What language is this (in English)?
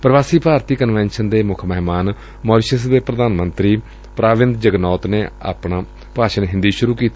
Punjabi